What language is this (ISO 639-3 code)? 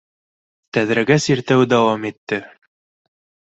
bak